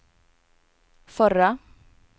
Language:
Swedish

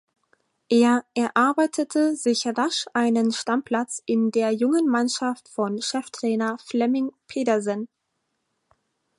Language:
German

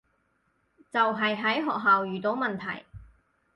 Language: Cantonese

